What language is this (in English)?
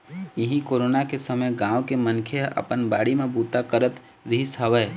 Chhattisgarhi